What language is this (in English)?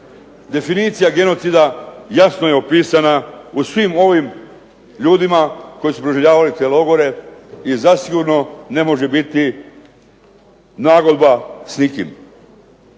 Croatian